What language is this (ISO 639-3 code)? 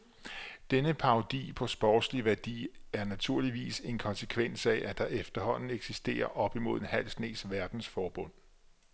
dan